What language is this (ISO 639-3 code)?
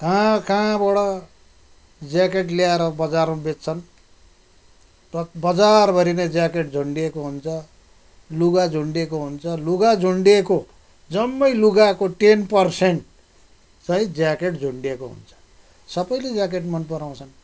nep